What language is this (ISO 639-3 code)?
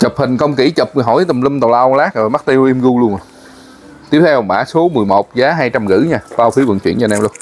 vie